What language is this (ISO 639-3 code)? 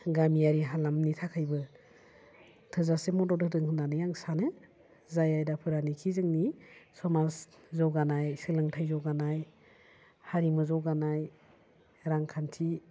brx